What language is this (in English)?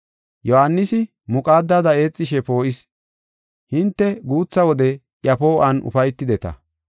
Gofa